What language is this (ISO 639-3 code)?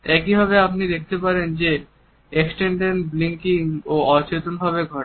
ben